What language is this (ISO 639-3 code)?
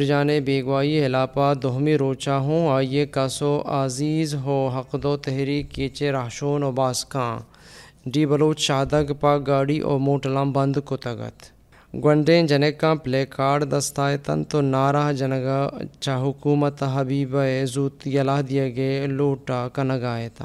fas